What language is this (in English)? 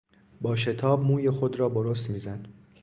Persian